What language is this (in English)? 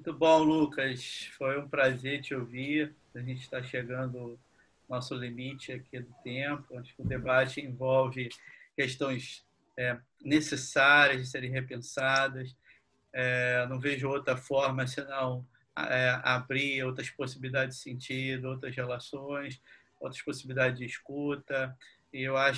Portuguese